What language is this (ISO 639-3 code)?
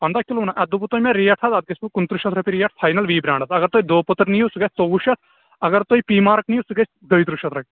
kas